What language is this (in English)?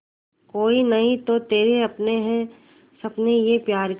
Hindi